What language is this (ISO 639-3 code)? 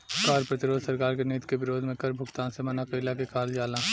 bho